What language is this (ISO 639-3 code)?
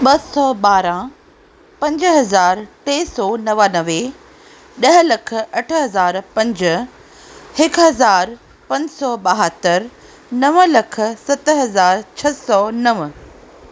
snd